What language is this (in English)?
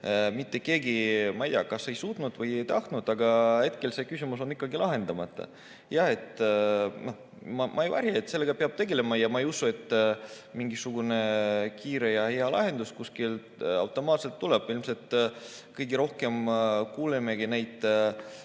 Estonian